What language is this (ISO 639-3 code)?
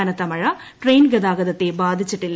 mal